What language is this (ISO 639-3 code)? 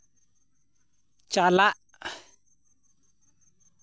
sat